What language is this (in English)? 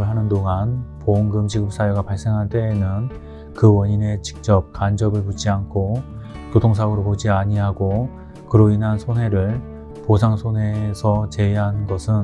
Korean